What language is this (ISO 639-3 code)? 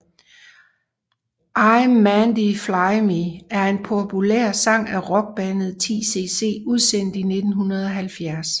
dan